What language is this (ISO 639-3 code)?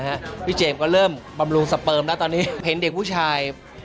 tha